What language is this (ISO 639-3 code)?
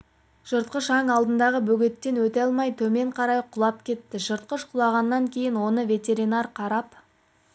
kaz